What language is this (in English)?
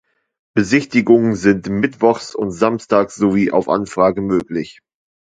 German